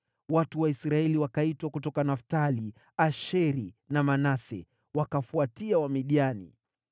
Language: Swahili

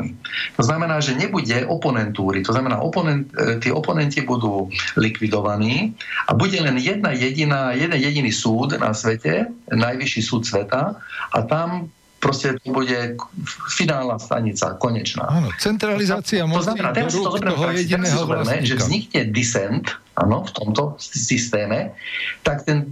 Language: Slovak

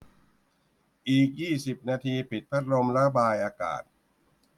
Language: Thai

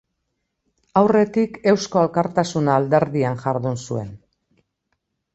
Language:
Basque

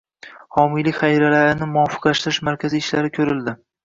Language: Uzbek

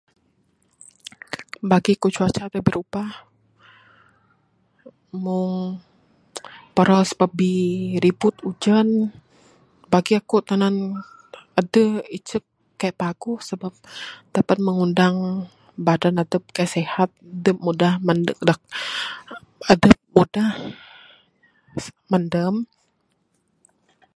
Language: Bukar-Sadung Bidayuh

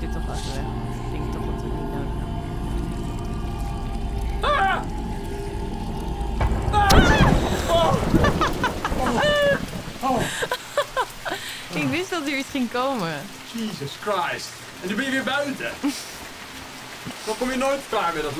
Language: Dutch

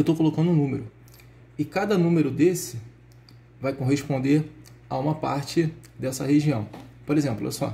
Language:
Portuguese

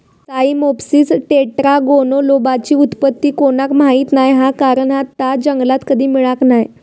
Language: Marathi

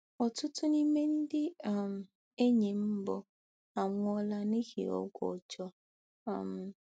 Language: Igbo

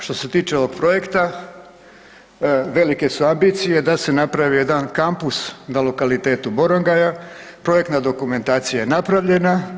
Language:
Croatian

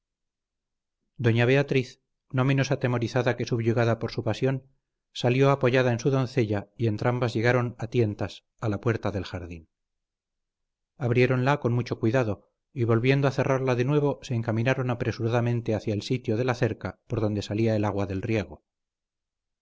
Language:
Spanish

